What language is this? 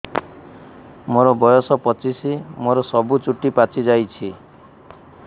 Odia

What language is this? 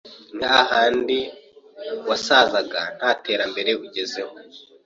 Kinyarwanda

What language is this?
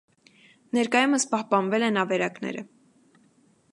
Armenian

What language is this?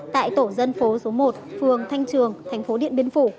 Vietnamese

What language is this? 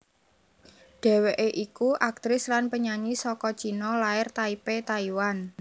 Javanese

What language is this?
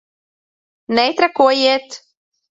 Latvian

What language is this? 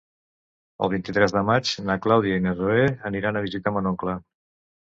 Catalan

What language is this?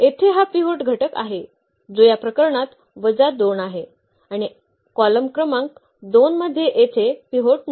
Marathi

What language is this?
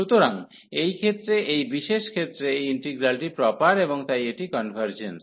Bangla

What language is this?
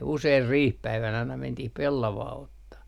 Finnish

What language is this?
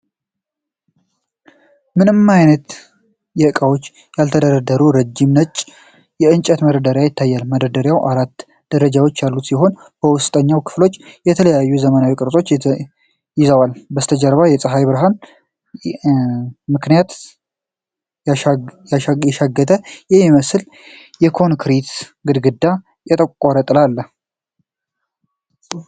Amharic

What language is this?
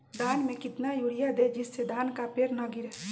Magahi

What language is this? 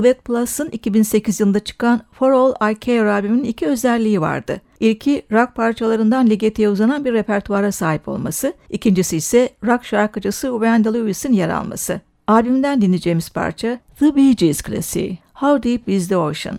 Turkish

